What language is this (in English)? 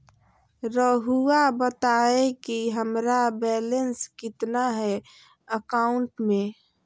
Magahi